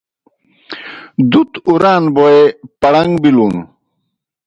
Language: Kohistani Shina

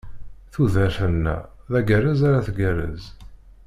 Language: Kabyle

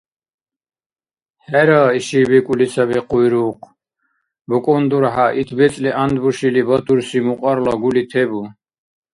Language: Dargwa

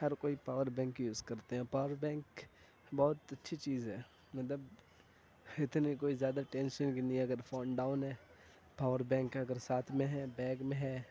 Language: Urdu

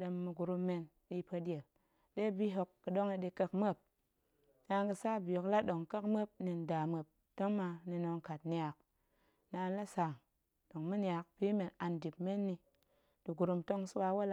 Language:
Goemai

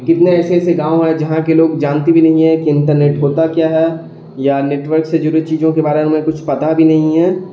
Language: Urdu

